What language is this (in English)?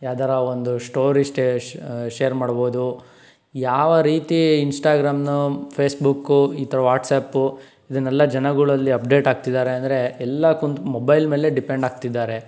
Kannada